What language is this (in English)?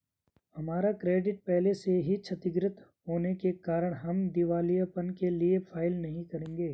Hindi